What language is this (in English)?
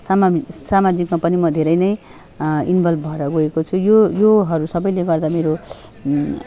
Nepali